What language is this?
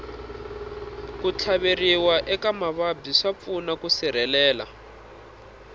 Tsonga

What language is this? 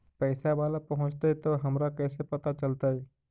Magahi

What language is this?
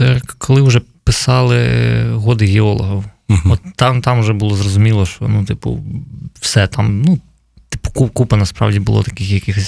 Ukrainian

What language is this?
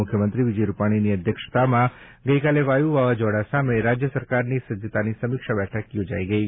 Gujarati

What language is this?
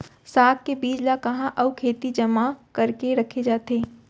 Chhattisgarhi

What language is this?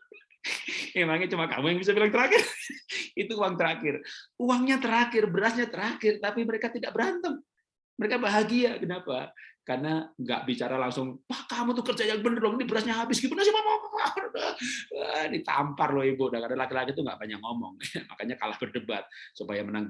Indonesian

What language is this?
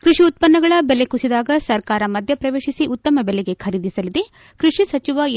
Kannada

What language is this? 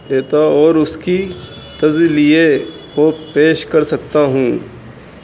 Urdu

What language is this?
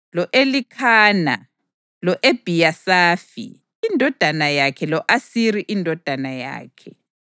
North Ndebele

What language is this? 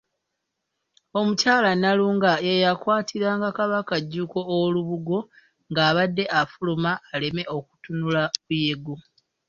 Ganda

